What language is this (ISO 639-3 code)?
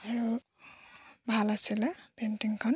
asm